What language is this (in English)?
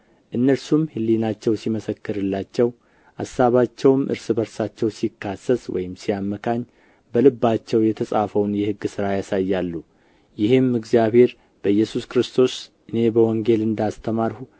Amharic